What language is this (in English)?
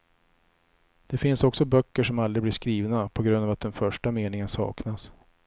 Swedish